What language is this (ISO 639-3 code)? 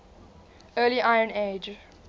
eng